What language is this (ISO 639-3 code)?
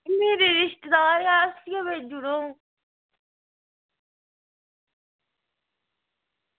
doi